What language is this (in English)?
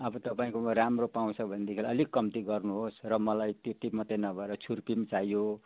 Nepali